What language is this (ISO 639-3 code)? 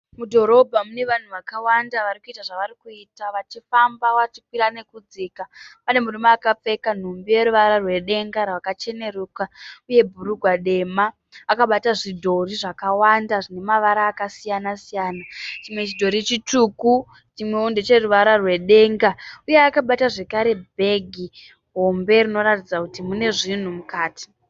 sna